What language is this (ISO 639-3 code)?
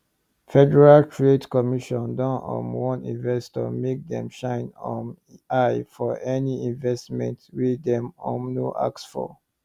pcm